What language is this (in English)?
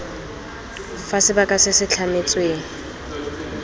Tswana